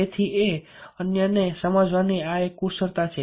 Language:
Gujarati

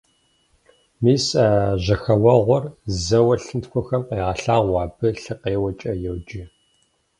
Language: Kabardian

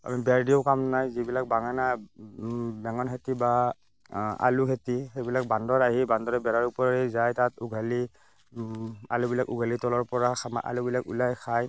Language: Assamese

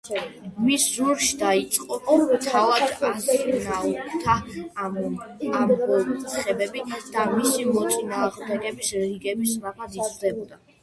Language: Georgian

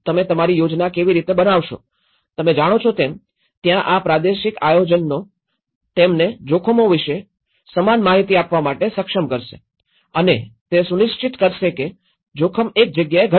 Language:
Gujarati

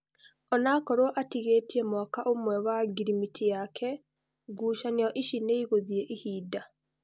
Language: Kikuyu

